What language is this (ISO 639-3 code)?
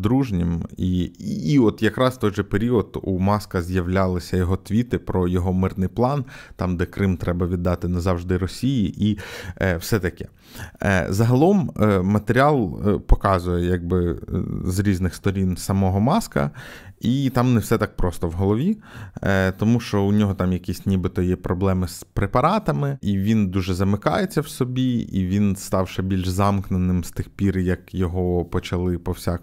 ukr